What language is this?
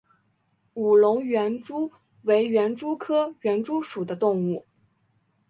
Chinese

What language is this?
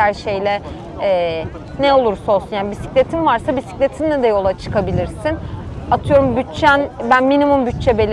Turkish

